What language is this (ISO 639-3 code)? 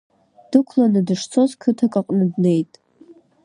abk